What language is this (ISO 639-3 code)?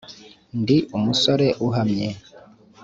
kin